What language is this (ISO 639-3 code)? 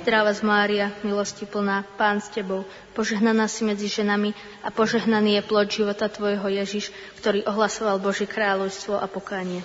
slk